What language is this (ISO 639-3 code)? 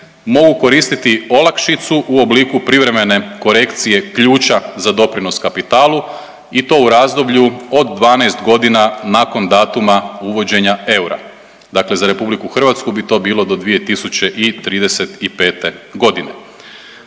hrv